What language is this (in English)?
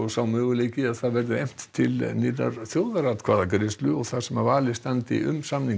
Icelandic